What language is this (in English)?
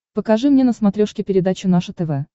Russian